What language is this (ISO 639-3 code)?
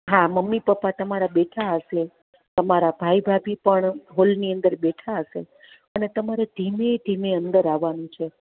guj